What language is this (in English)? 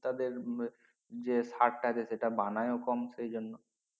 Bangla